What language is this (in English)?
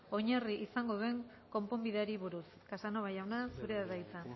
Basque